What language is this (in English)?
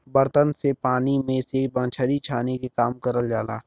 Bhojpuri